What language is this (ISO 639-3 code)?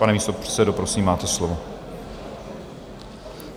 ces